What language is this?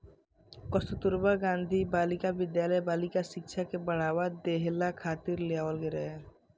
Bhojpuri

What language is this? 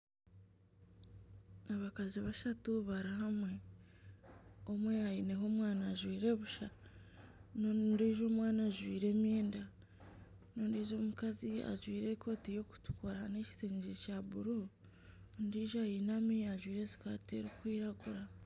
Nyankole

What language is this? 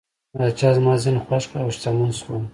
Pashto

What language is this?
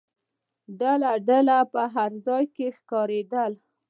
Pashto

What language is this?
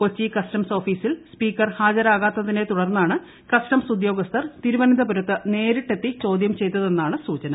Malayalam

